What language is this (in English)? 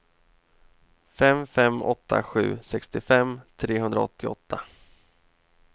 Swedish